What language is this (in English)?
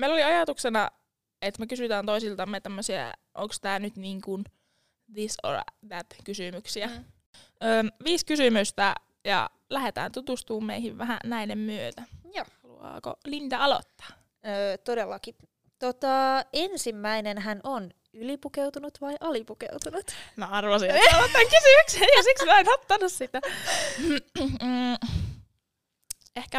Finnish